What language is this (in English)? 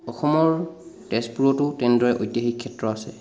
Assamese